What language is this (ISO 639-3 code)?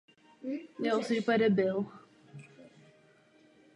ces